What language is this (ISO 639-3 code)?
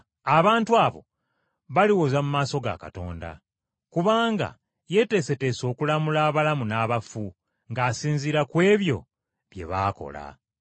lug